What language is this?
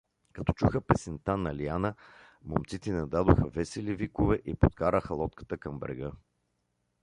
Bulgarian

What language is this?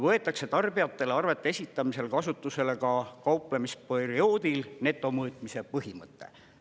Estonian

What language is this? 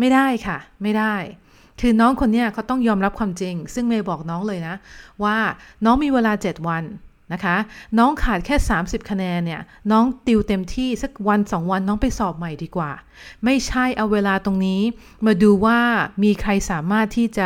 Thai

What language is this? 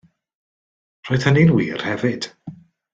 Welsh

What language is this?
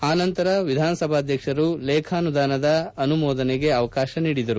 Kannada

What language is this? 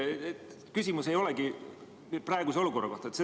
Estonian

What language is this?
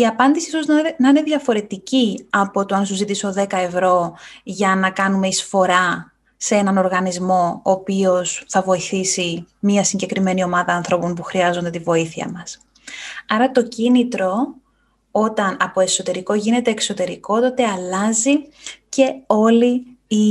Greek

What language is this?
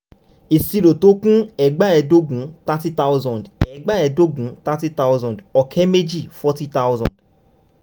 Yoruba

